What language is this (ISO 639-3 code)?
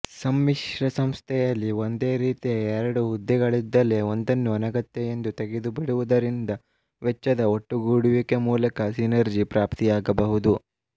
kan